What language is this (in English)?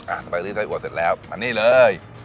Thai